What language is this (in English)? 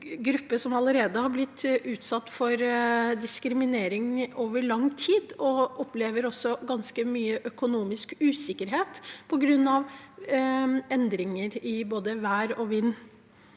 Norwegian